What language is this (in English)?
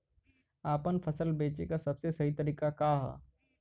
Bhojpuri